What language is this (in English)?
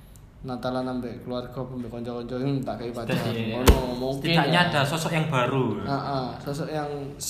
Indonesian